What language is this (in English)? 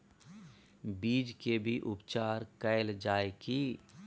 Maithili